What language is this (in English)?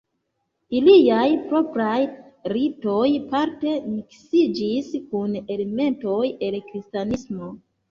Esperanto